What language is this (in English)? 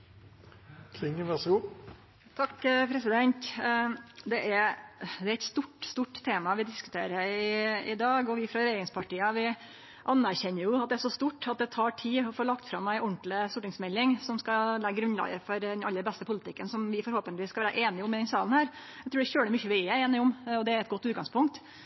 Norwegian Nynorsk